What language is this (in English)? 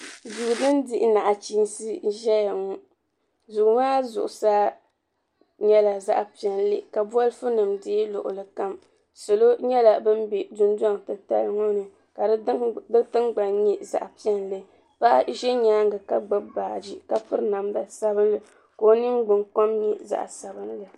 Dagbani